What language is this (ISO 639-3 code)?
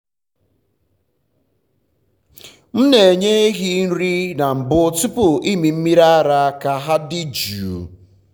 ibo